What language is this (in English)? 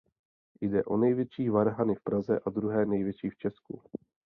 Czech